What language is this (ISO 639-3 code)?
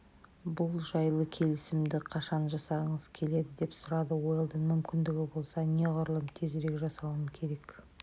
kaz